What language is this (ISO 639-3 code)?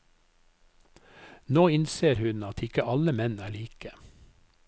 nor